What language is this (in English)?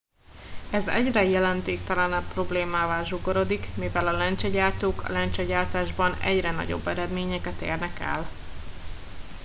Hungarian